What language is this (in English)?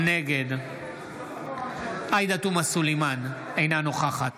Hebrew